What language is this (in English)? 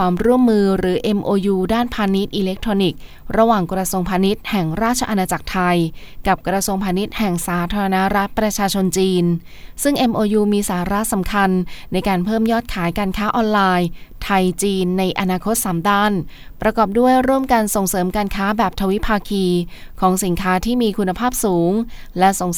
Thai